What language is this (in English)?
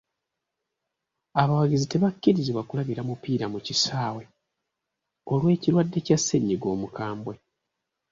Ganda